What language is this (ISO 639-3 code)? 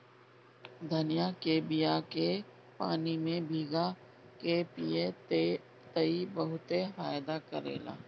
bho